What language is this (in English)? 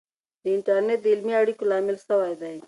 Pashto